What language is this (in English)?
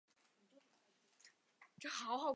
Chinese